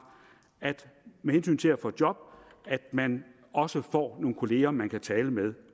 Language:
Danish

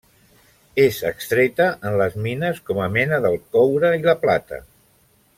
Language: Catalan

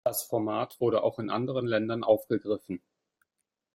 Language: German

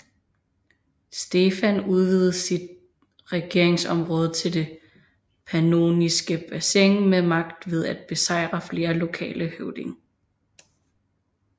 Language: Danish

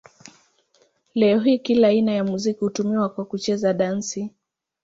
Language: Swahili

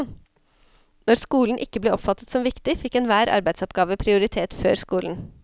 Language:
Norwegian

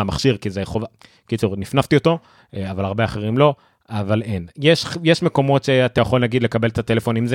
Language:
Hebrew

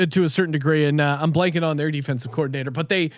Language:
English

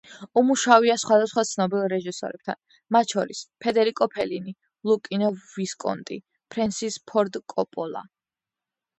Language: Georgian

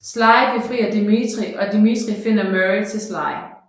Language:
Danish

